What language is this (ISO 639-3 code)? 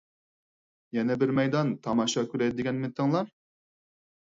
uig